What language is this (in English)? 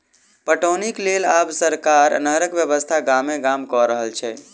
Maithili